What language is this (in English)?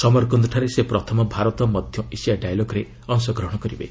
Odia